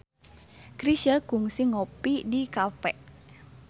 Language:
Sundanese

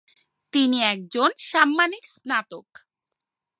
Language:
Bangla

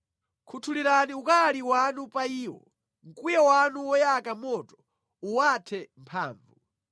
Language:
Nyanja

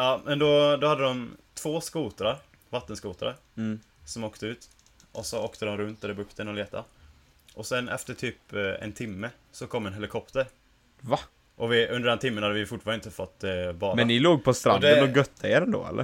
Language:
Swedish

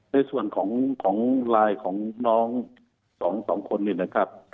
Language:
Thai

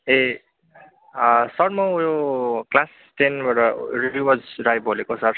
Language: Nepali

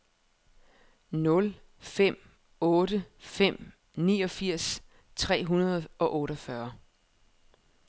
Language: Danish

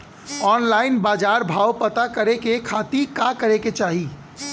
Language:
Bhojpuri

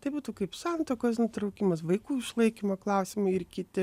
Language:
Lithuanian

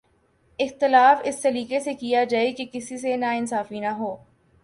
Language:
Urdu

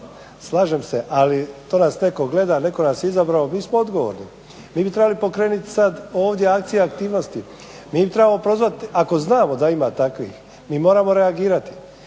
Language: Croatian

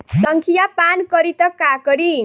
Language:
Bhojpuri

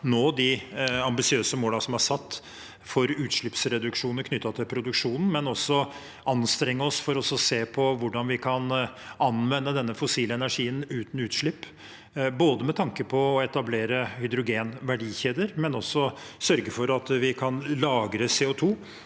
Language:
Norwegian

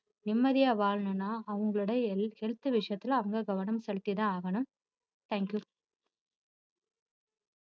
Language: Tamil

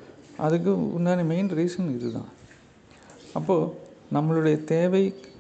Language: Tamil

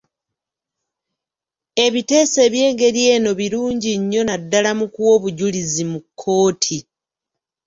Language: Ganda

